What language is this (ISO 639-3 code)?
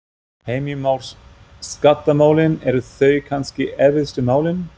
isl